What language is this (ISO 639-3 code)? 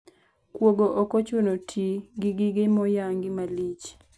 luo